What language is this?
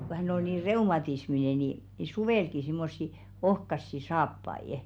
Finnish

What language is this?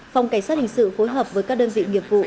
Vietnamese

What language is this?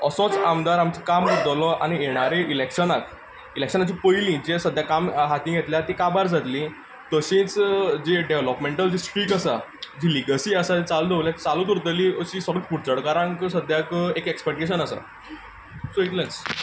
Konkani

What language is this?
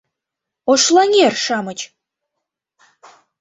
Mari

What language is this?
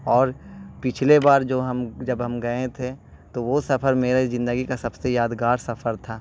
Urdu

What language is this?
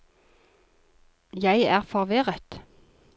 Norwegian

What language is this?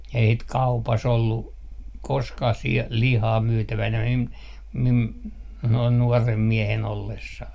Finnish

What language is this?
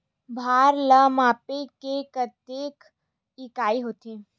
Chhattisgarhi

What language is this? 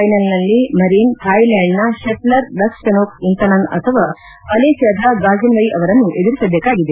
Kannada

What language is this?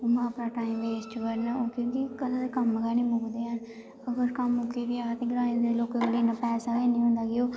Dogri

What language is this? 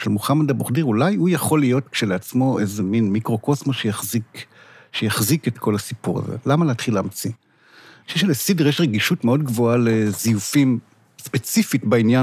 Hebrew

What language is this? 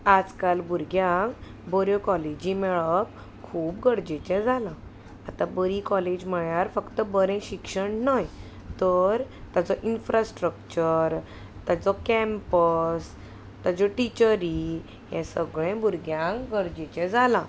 Konkani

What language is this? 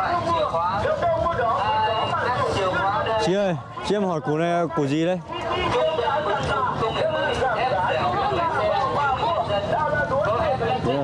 Vietnamese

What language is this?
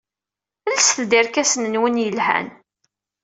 Kabyle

